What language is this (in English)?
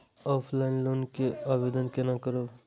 Maithili